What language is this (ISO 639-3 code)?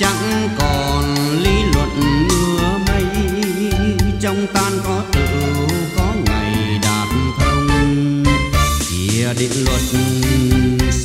vie